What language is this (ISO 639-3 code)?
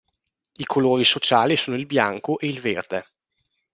ita